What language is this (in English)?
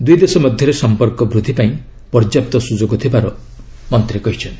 Odia